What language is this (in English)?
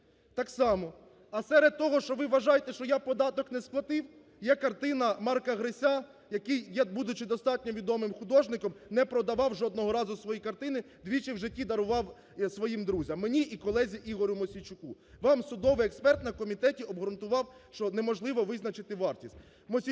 Ukrainian